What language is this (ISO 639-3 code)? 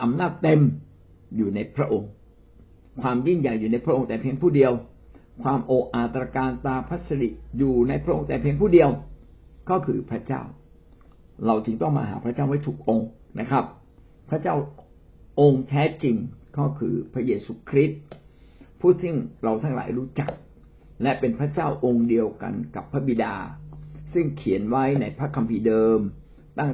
tha